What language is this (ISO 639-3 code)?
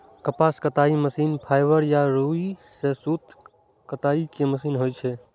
mai